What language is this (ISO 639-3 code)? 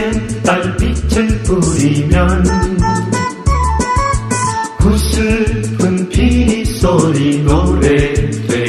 kor